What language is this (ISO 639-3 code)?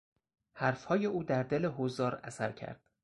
fas